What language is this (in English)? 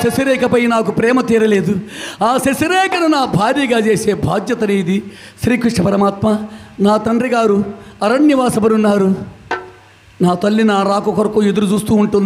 Arabic